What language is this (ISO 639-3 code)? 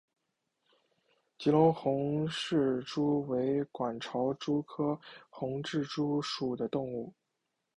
zho